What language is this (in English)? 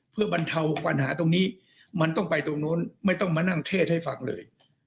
Thai